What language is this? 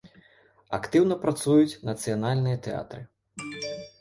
Belarusian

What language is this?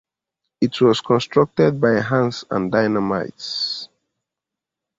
English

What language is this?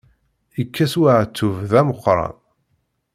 Kabyle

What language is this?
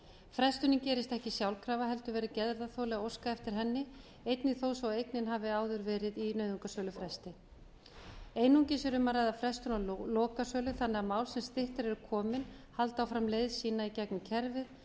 Icelandic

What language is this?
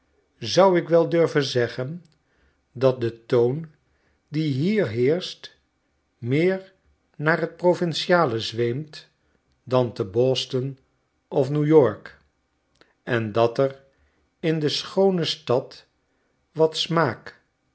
Dutch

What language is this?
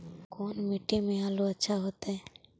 Magahi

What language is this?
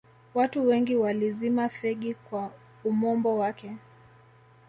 Swahili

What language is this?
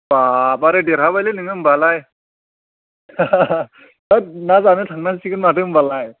Bodo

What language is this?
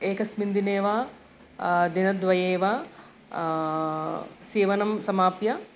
Sanskrit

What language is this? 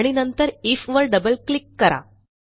Marathi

